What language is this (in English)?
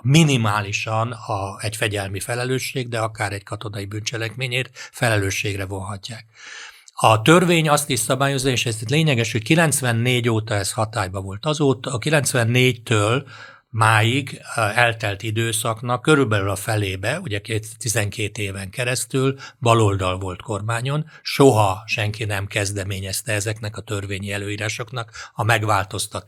Hungarian